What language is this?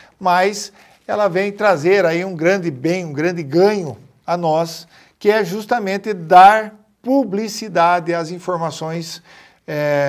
Portuguese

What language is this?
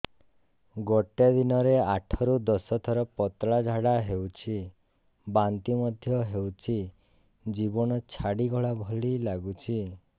Odia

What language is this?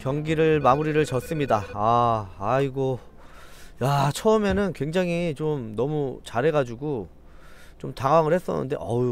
Korean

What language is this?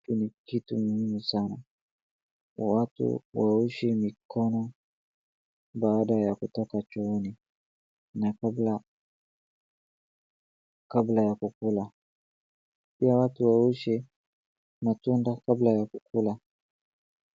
Swahili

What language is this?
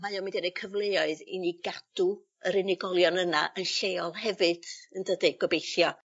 Welsh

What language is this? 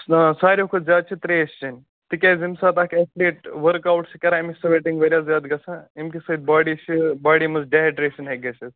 Kashmiri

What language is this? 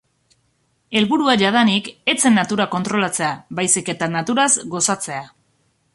Basque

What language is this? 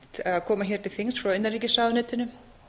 Icelandic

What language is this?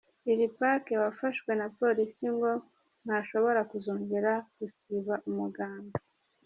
Kinyarwanda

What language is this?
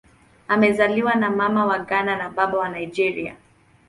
Swahili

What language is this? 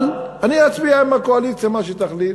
Hebrew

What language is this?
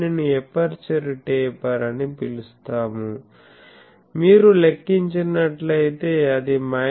Telugu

